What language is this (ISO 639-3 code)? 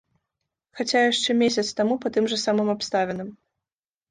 bel